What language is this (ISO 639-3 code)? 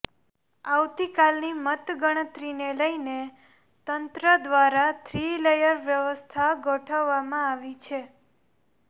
guj